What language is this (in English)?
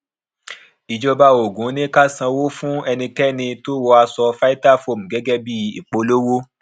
Yoruba